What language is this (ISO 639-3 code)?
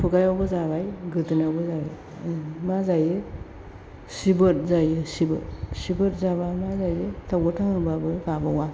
brx